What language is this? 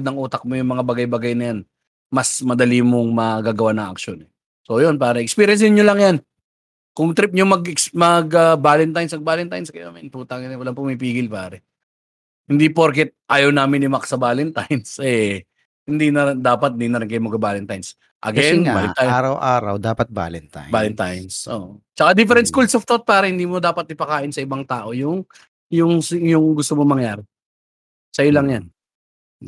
Filipino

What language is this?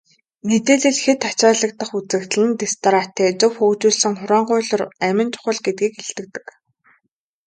Mongolian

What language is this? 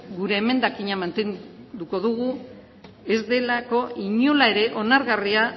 Basque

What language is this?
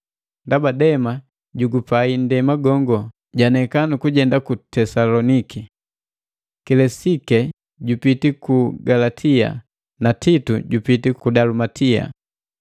Matengo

